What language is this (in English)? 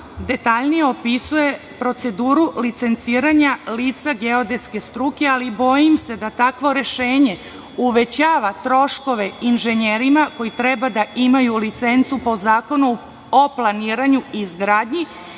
Serbian